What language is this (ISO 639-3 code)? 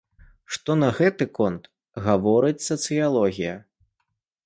bel